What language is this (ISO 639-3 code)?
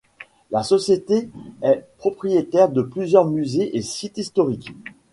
fra